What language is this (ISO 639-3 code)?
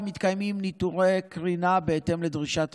heb